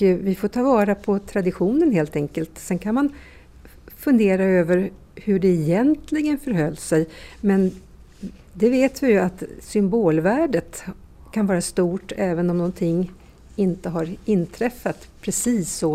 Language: Swedish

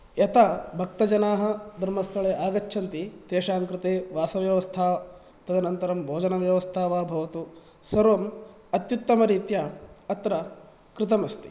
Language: Sanskrit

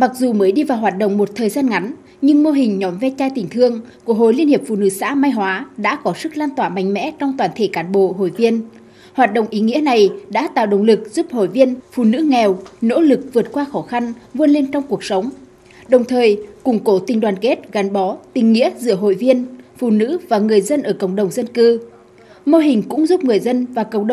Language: Vietnamese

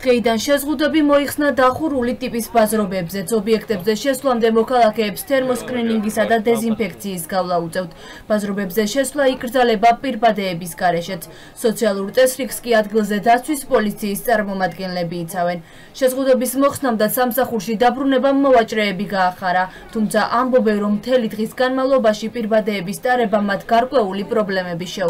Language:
Romanian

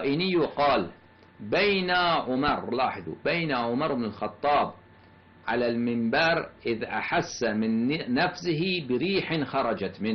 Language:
Arabic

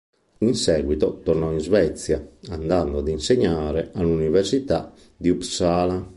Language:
Italian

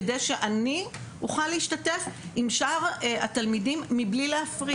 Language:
Hebrew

